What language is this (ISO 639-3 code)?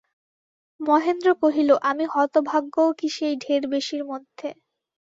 ben